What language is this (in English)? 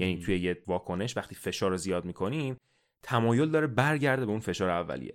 Persian